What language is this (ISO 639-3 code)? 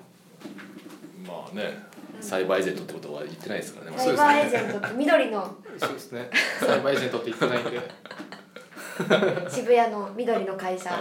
jpn